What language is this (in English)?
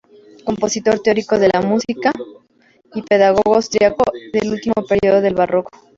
Spanish